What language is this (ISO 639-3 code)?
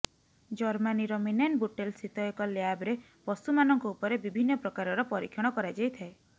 ori